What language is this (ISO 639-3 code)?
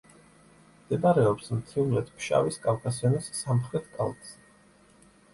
kat